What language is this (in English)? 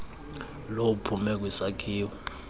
Xhosa